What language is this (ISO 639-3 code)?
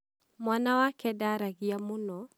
kik